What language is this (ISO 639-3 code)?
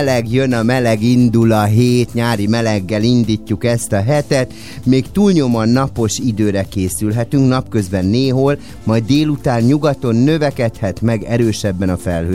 hun